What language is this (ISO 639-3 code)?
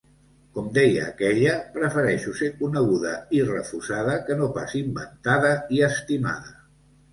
cat